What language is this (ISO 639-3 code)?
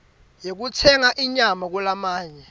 ssw